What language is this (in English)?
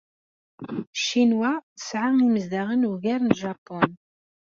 Kabyle